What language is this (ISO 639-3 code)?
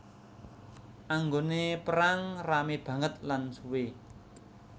jav